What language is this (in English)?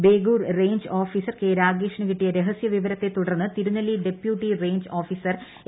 Malayalam